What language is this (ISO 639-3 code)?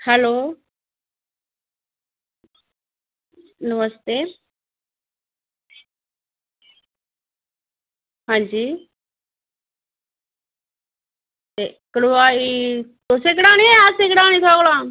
doi